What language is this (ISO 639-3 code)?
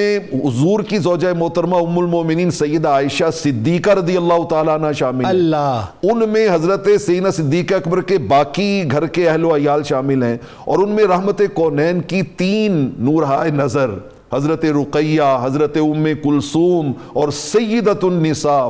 urd